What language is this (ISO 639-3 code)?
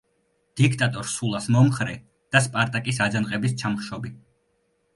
kat